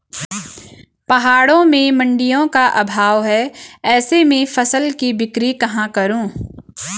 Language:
Hindi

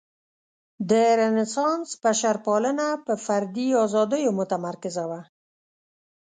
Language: Pashto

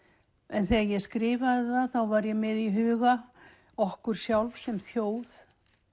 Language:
Icelandic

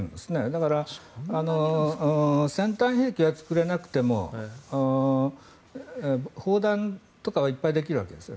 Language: Japanese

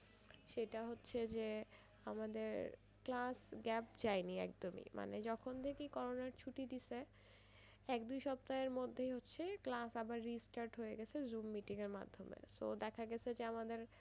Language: Bangla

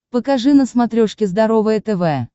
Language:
Russian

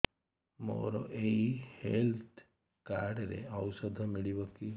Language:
Odia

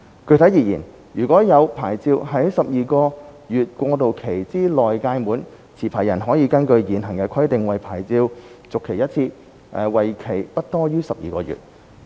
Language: Cantonese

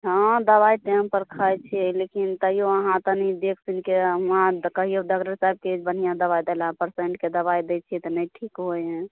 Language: Maithili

